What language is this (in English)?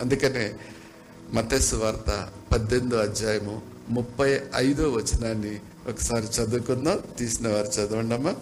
Telugu